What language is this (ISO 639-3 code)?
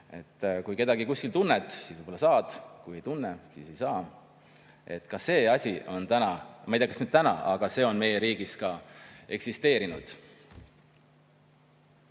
est